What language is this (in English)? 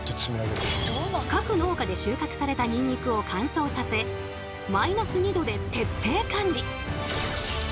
Japanese